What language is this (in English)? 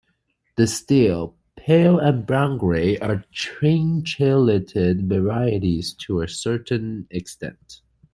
English